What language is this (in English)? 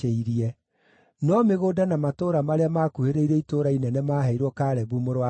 Kikuyu